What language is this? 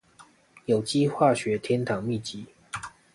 Chinese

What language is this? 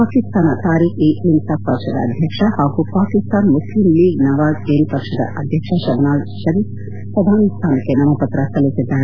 Kannada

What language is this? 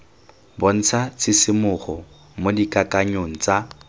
Tswana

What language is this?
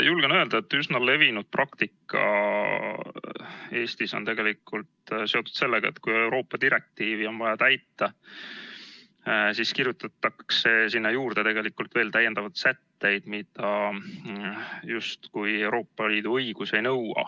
Estonian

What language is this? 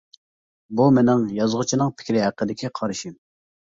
Uyghur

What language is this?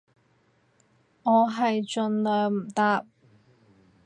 Cantonese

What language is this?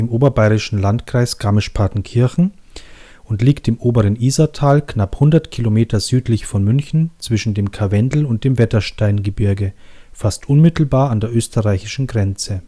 German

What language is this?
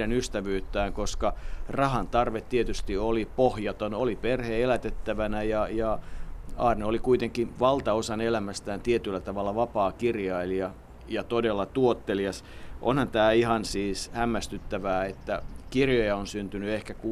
Finnish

